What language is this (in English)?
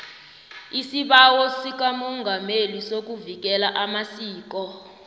South Ndebele